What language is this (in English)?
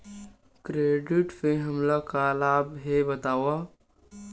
Chhattisgarhi